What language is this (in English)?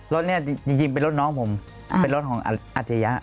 Thai